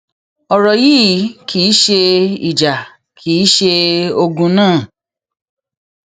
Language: Yoruba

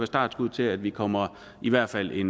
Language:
Danish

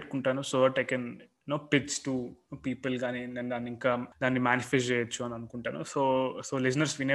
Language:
Telugu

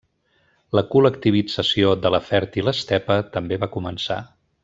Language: Catalan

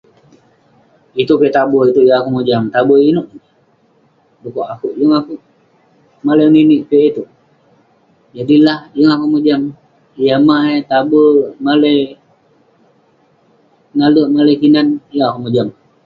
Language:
Western Penan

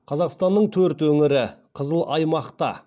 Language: Kazakh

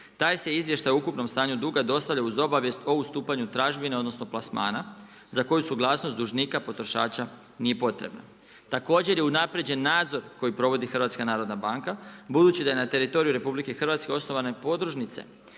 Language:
Croatian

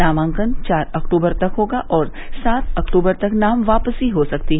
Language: Hindi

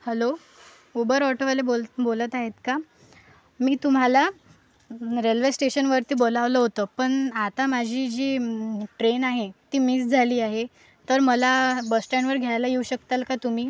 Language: Marathi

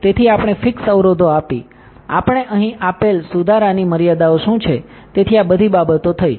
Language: Gujarati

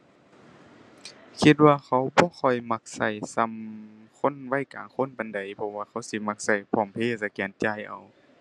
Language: Thai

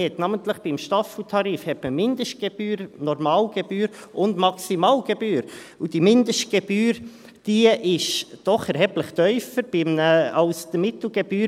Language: Swiss German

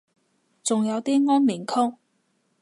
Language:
Cantonese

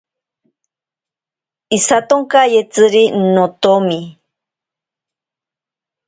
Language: Ashéninka Perené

